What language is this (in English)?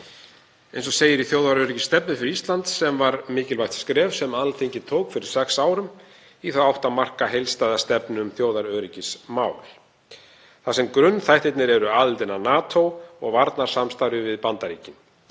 Icelandic